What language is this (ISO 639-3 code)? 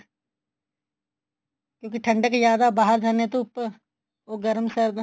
pan